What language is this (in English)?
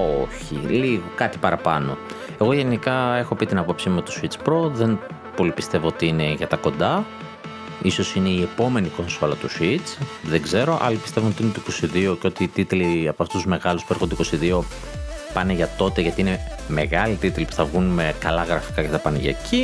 Greek